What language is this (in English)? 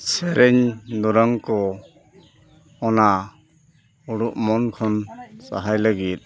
Santali